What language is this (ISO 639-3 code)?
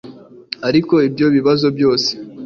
kin